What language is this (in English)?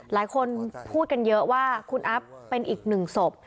Thai